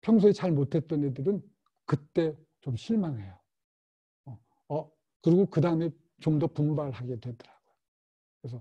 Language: Korean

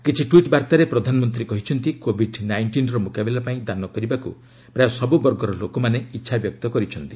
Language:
Odia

